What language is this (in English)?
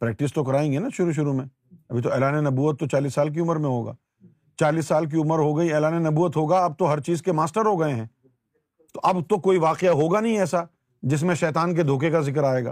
Urdu